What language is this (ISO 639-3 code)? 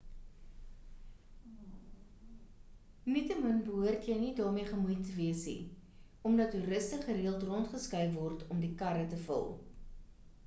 afr